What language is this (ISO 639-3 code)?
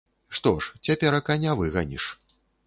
bel